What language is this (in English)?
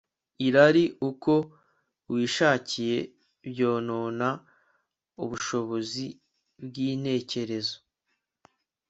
Kinyarwanda